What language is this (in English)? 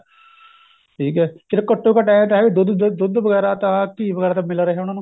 Punjabi